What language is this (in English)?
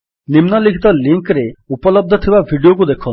Odia